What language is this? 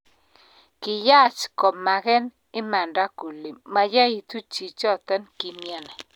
Kalenjin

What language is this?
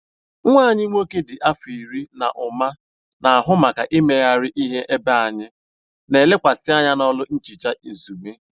Igbo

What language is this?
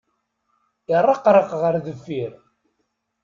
Kabyle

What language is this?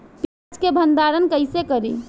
Bhojpuri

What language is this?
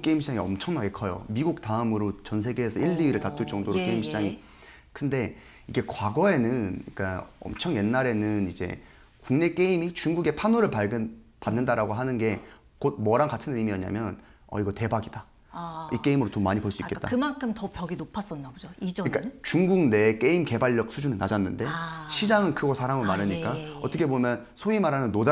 Korean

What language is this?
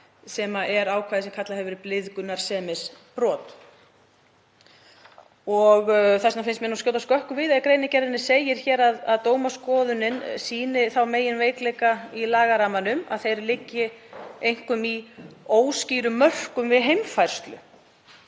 Icelandic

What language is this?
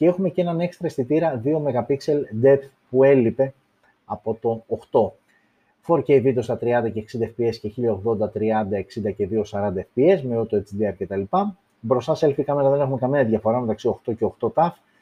Greek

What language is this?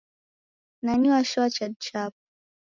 Taita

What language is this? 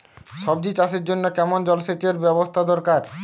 Bangla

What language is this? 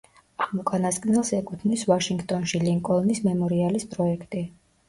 Georgian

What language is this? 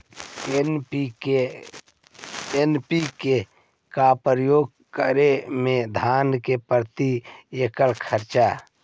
Magahi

